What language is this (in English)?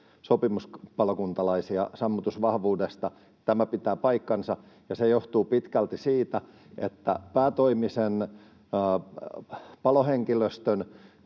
Finnish